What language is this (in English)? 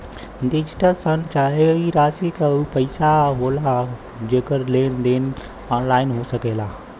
Bhojpuri